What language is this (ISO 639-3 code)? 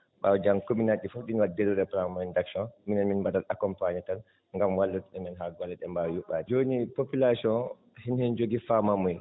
ful